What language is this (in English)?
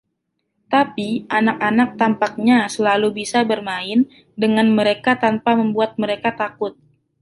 Indonesian